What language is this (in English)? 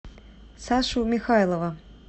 Russian